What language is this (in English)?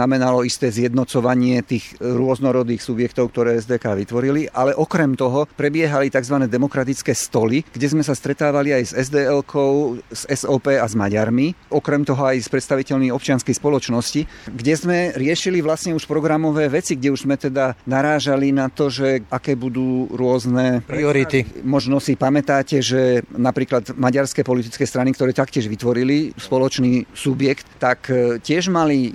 Slovak